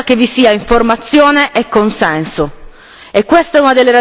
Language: Italian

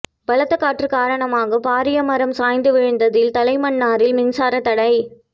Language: Tamil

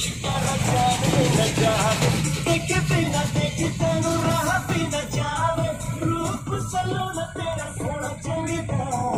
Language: Arabic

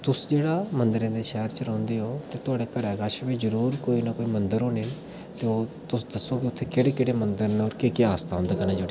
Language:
Dogri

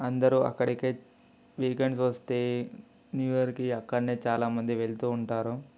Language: Telugu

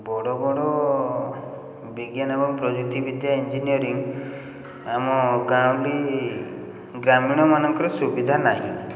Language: Odia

